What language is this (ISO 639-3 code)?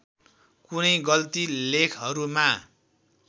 nep